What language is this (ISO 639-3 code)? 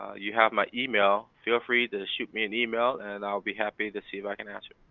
eng